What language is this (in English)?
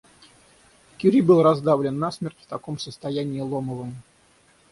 Russian